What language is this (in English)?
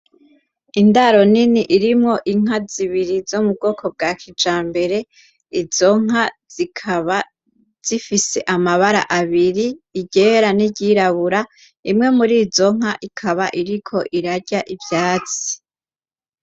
Rundi